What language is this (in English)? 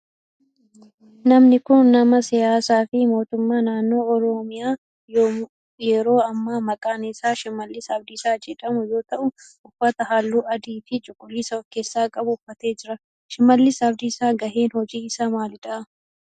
Oromo